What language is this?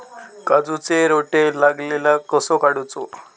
Marathi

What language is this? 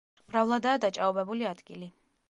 Georgian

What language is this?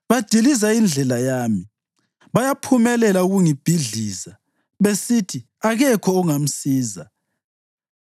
North Ndebele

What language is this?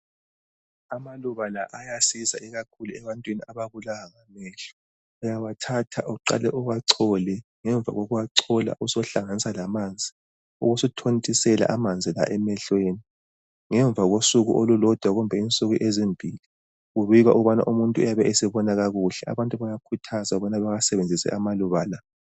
North Ndebele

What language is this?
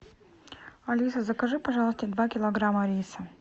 Russian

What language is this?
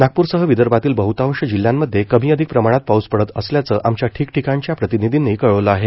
Marathi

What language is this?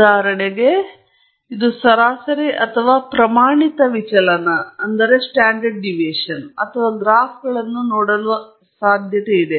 Kannada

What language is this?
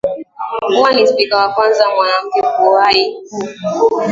Swahili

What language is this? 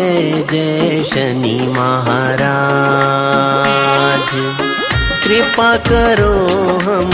Hindi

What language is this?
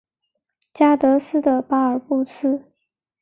Chinese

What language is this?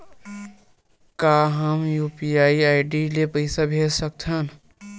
Chhattisgarhi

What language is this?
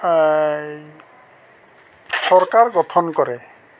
Assamese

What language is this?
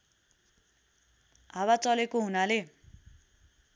Nepali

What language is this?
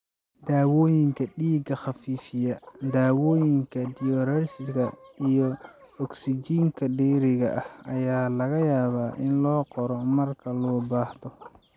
Somali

